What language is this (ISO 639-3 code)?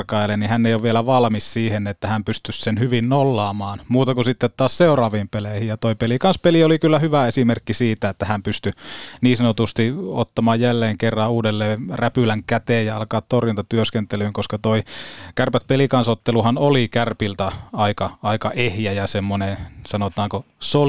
fin